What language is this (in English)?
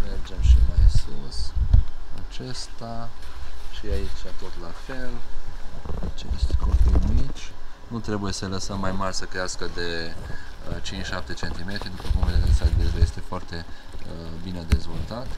Romanian